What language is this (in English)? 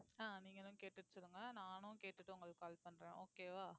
Tamil